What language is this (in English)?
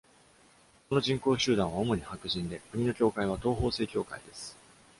Japanese